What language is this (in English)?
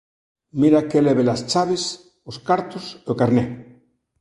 Galician